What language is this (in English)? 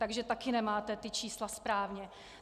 Czech